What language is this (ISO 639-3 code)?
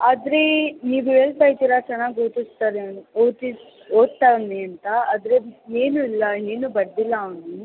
kan